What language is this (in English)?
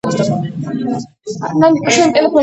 Georgian